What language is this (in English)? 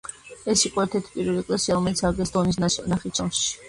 Georgian